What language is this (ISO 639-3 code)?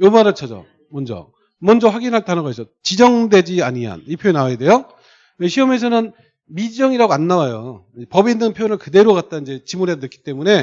kor